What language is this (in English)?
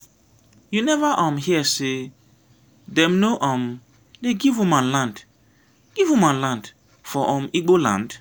Nigerian Pidgin